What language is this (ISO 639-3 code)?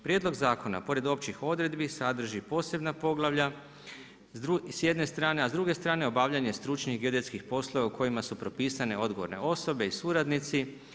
hrv